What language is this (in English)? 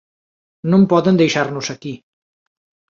Galician